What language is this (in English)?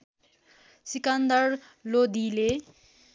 Nepali